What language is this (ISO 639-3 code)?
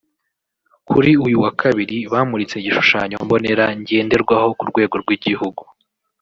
kin